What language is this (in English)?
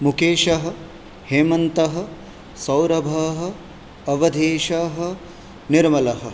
Sanskrit